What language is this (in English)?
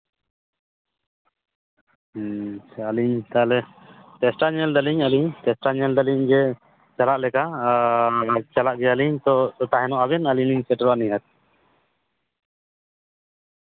Santali